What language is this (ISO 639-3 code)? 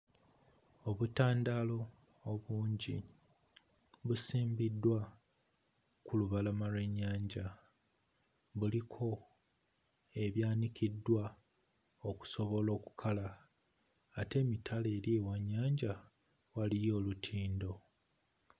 lug